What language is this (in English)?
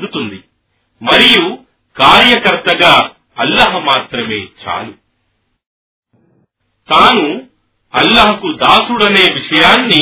Telugu